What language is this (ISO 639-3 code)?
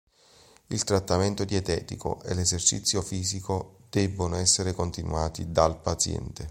ita